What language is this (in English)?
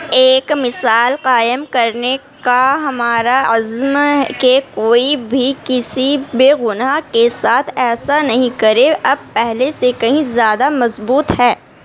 Urdu